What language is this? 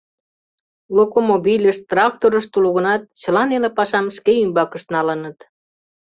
Mari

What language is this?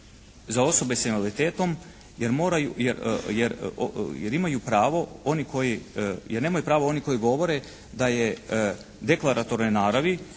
Croatian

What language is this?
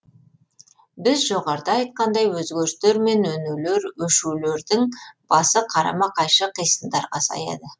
Kazakh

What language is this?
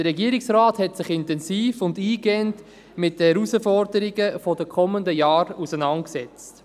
Swiss German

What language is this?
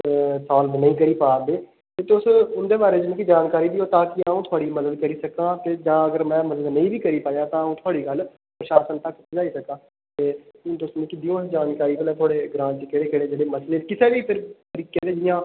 Dogri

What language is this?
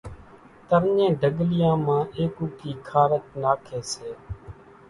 Kachi Koli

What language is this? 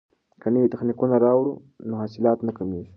Pashto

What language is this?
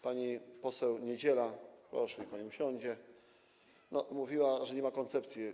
Polish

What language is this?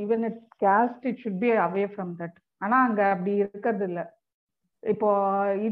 Tamil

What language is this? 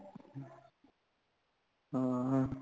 Punjabi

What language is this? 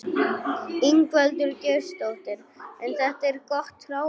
Icelandic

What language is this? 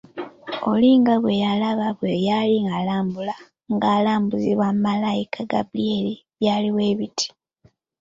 Ganda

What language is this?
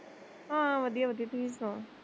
Punjabi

